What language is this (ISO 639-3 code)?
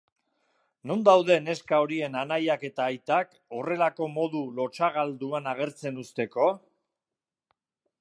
eus